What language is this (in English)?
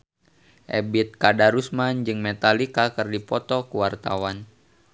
Sundanese